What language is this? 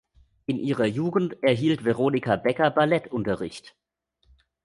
German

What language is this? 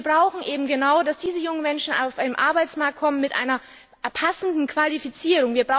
German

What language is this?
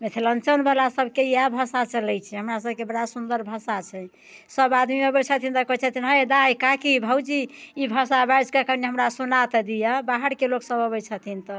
Maithili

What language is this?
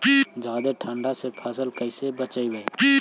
Magahi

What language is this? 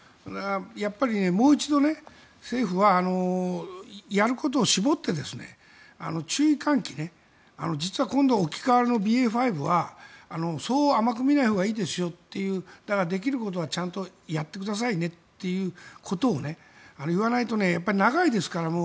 Japanese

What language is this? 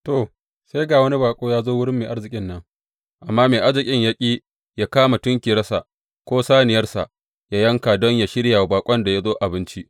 Hausa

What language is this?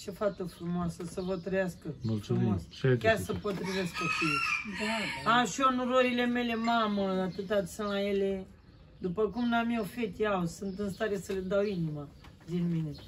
Romanian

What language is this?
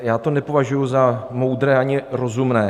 Czech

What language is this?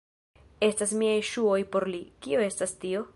Esperanto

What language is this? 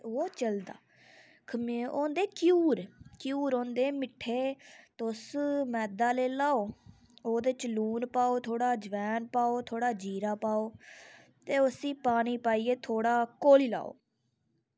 Dogri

